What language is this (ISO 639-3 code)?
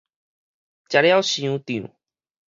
nan